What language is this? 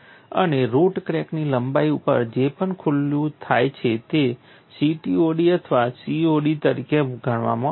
Gujarati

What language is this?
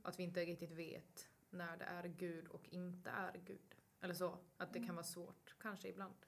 Swedish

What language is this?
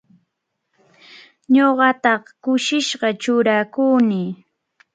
Arequipa-La Unión Quechua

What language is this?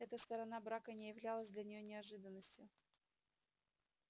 Russian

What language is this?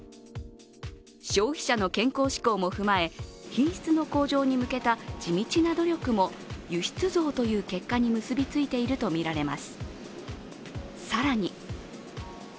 Japanese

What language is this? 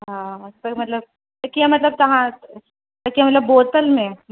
Sindhi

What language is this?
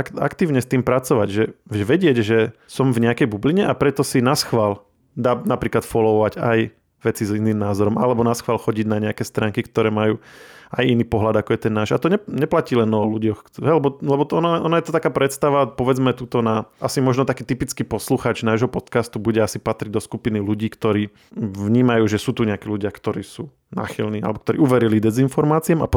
Slovak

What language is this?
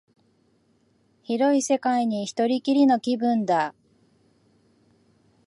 Japanese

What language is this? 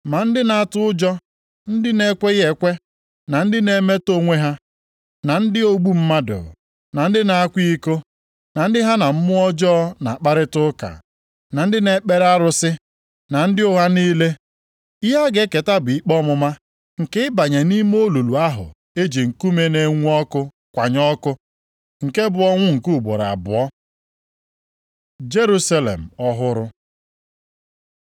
Igbo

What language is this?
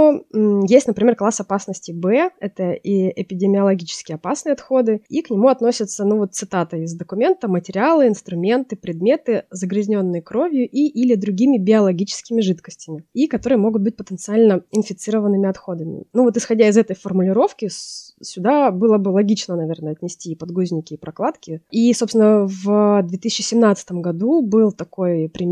Russian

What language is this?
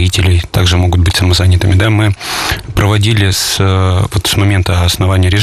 Russian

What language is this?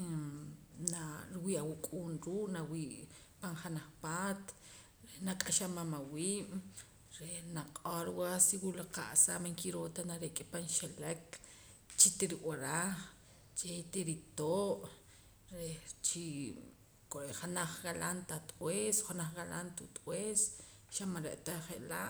Poqomam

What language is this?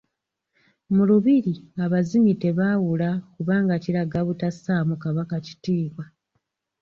Ganda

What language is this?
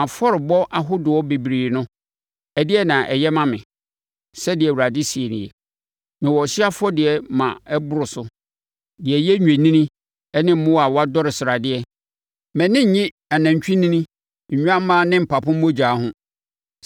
Akan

